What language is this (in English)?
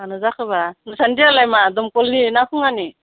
Bodo